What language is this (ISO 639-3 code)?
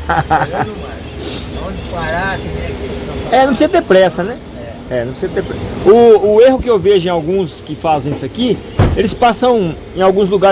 por